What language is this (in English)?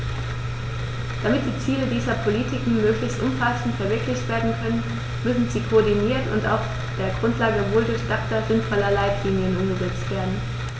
German